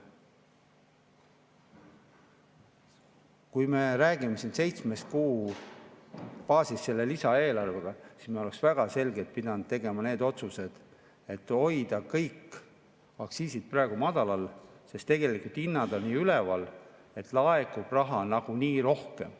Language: Estonian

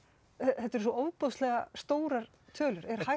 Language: Icelandic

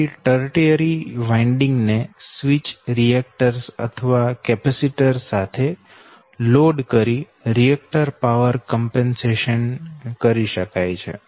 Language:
Gujarati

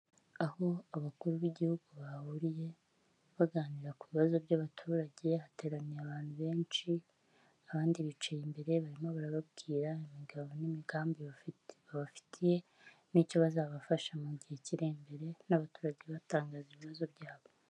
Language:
Kinyarwanda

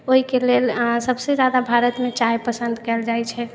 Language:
Maithili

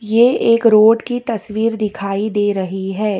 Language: Hindi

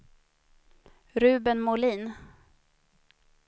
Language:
Swedish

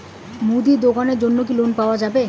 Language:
Bangla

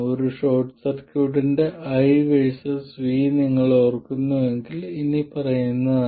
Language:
Malayalam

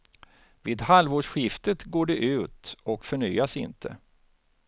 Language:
Swedish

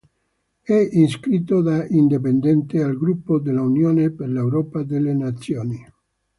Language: Italian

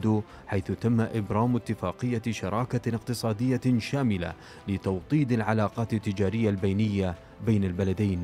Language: Arabic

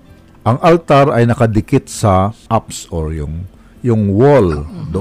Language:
Filipino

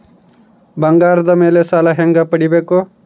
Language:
Kannada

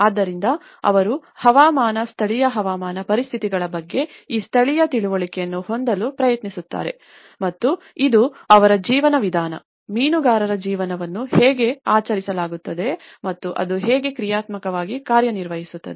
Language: Kannada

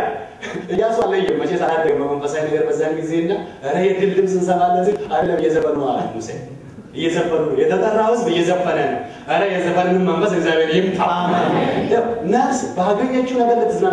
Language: Arabic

